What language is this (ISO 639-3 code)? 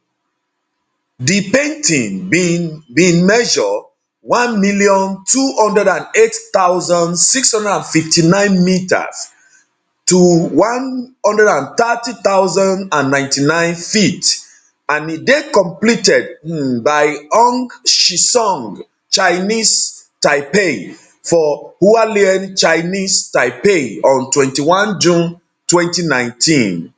pcm